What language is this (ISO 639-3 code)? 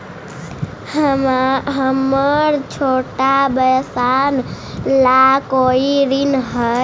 mag